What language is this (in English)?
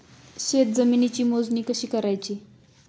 Marathi